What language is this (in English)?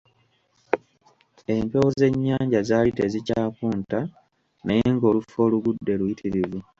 Ganda